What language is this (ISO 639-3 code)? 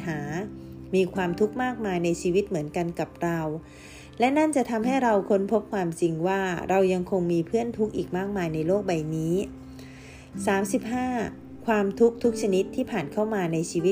tha